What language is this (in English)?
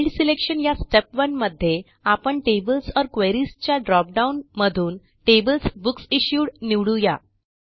Marathi